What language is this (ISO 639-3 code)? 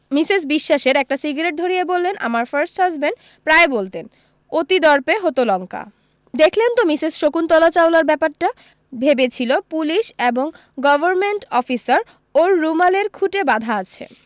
ben